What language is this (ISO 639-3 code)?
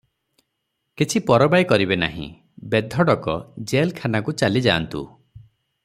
ori